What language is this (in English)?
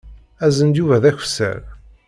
Kabyle